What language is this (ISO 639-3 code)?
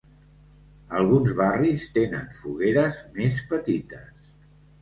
cat